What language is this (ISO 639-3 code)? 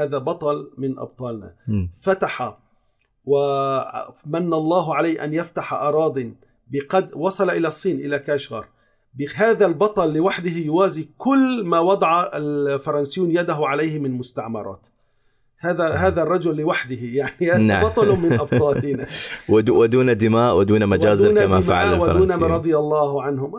ara